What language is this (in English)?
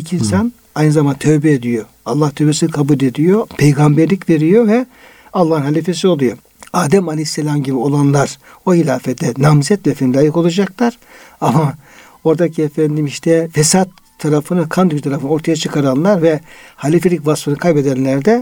Turkish